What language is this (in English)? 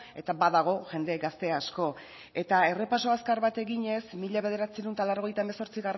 Basque